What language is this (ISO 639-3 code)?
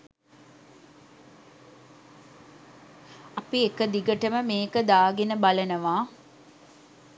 sin